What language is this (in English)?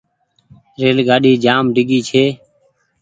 Goaria